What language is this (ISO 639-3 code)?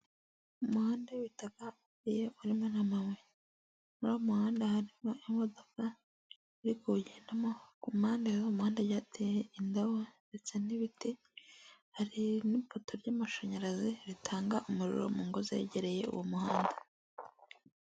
kin